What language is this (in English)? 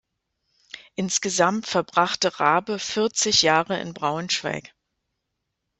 German